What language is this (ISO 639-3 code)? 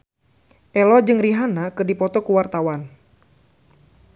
sun